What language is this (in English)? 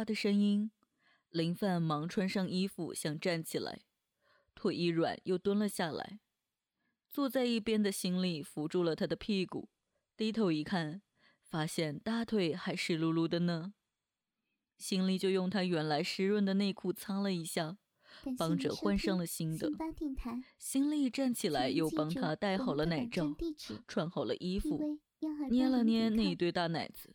Chinese